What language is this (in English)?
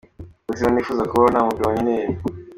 Kinyarwanda